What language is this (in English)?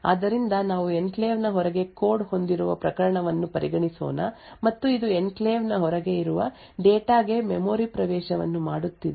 Kannada